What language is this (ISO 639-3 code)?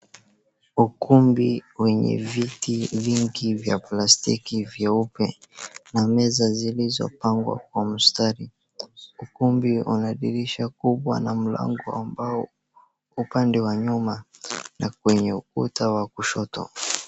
swa